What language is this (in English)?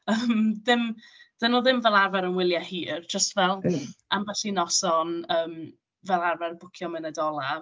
Welsh